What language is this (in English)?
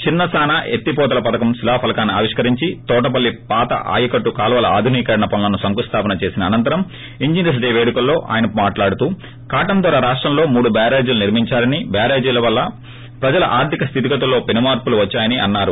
Telugu